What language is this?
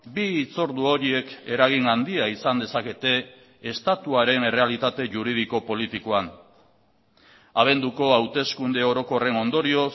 Basque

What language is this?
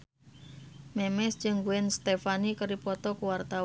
Sundanese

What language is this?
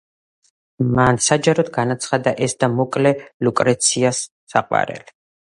Georgian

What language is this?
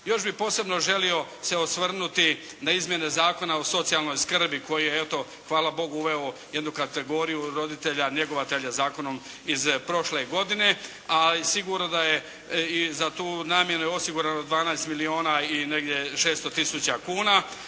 Croatian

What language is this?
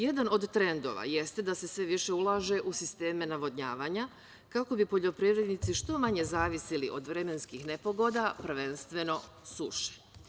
Serbian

